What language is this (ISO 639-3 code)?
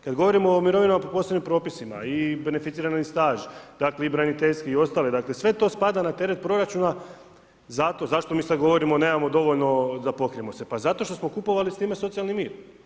hrv